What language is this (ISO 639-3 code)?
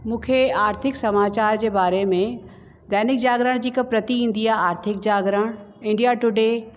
snd